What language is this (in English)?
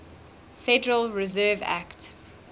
English